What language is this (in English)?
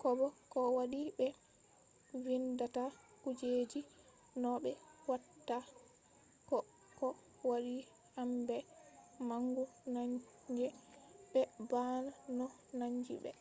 Fula